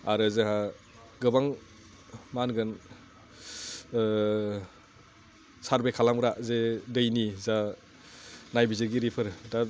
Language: Bodo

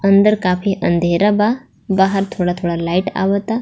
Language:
Bhojpuri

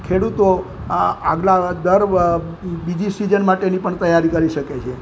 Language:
Gujarati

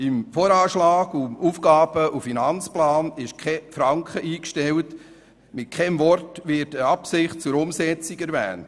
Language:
Swiss German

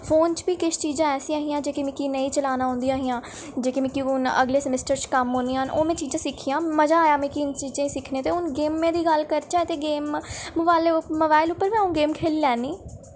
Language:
Dogri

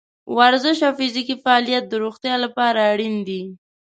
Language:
Pashto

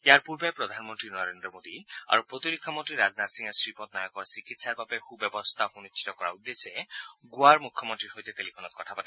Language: Assamese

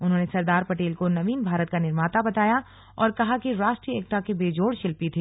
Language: Hindi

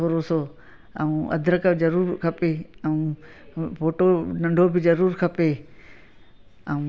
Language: Sindhi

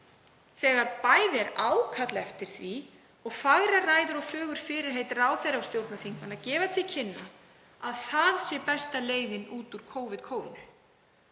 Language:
Icelandic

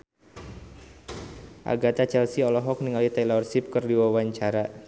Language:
Sundanese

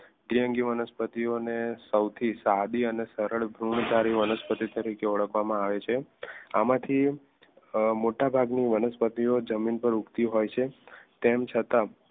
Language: Gujarati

